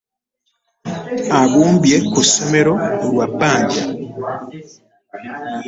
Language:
Ganda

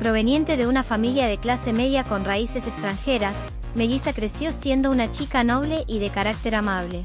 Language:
Spanish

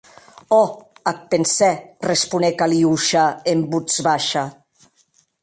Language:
Occitan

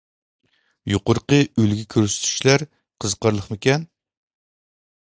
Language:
Uyghur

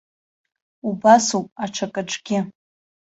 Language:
Abkhazian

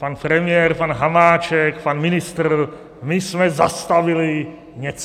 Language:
Czech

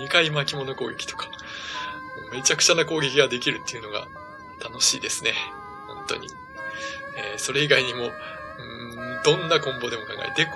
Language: Japanese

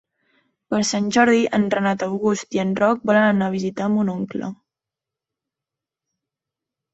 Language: Catalan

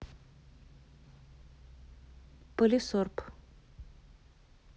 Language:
Russian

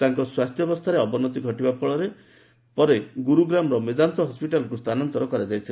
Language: Odia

